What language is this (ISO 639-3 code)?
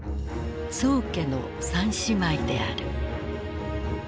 jpn